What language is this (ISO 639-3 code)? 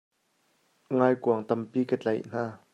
cnh